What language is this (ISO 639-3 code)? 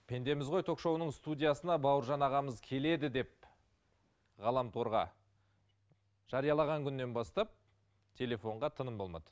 kaz